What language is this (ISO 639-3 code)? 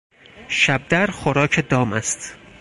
fas